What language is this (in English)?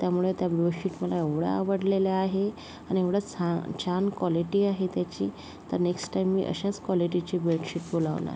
Marathi